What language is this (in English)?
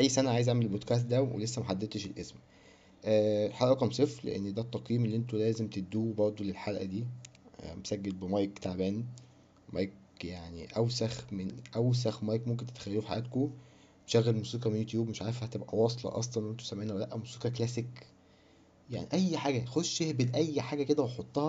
Arabic